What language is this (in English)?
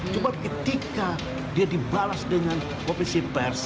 Indonesian